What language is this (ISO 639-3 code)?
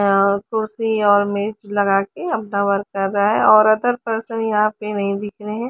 hin